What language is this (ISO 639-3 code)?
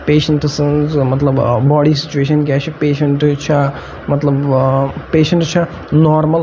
kas